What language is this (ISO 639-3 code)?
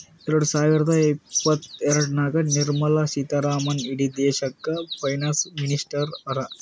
kan